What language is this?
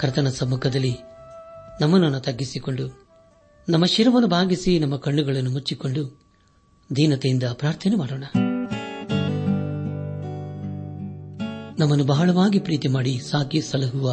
Kannada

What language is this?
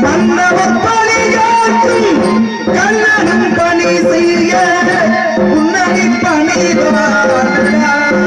Arabic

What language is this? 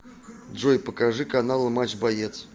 Russian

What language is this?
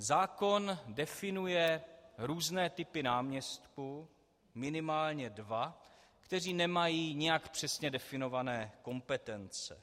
Czech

